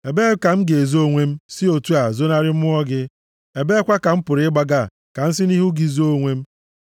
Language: Igbo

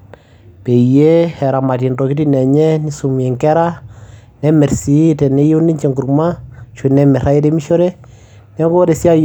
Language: Masai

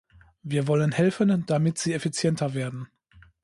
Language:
German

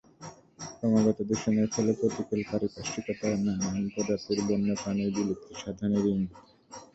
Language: Bangla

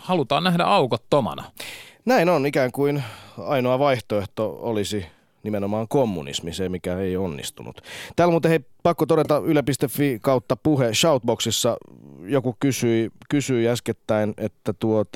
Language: Finnish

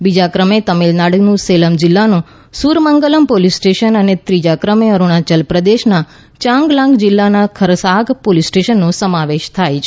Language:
Gujarati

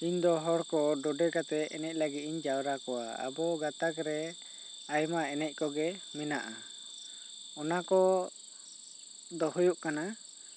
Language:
Santali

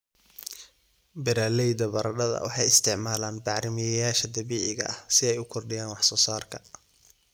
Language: Somali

